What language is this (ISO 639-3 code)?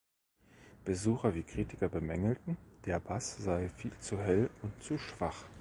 deu